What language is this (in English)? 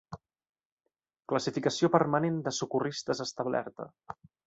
Catalan